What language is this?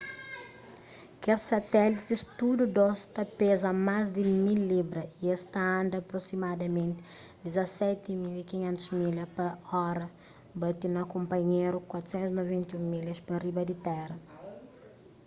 Kabuverdianu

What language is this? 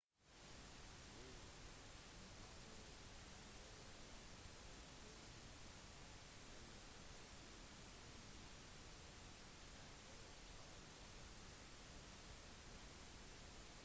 Norwegian Bokmål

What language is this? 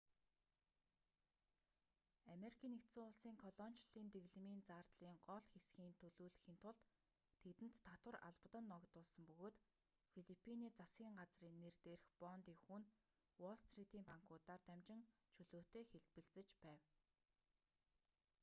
Mongolian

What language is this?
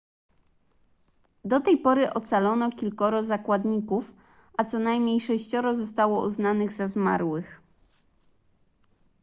Polish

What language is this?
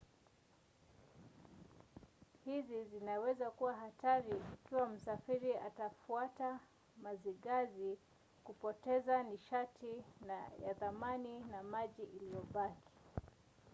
Swahili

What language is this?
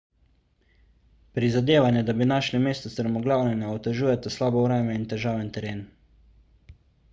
Slovenian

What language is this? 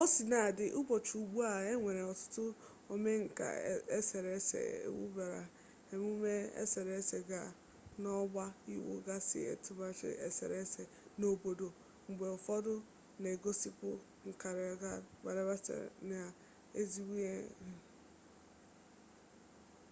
Igbo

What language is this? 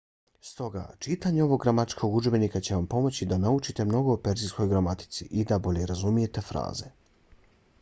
Bosnian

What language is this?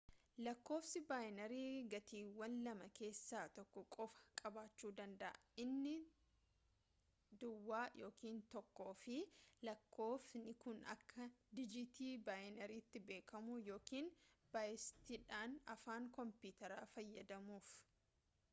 Oromo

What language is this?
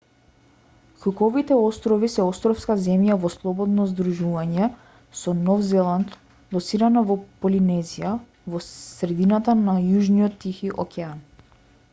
Macedonian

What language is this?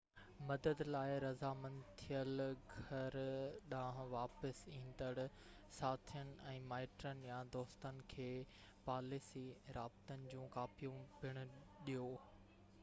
Sindhi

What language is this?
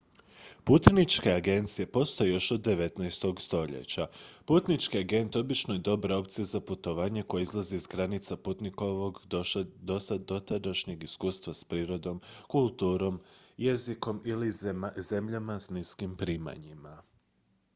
Croatian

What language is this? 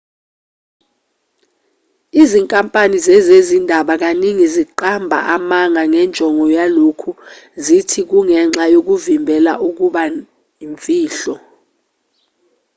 Zulu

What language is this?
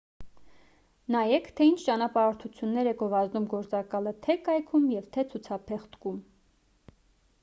Armenian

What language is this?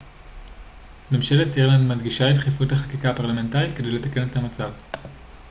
Hebrew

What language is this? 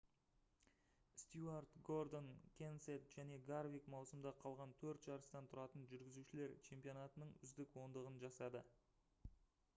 Kazakh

